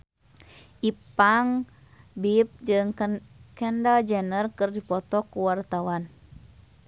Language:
Sundanese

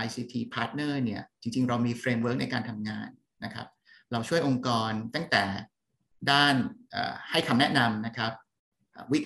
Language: Thai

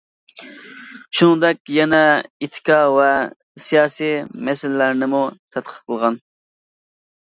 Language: Uyghur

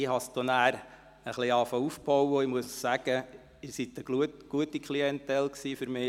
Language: Swiss German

